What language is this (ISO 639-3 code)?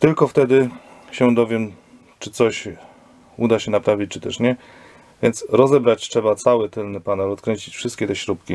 pol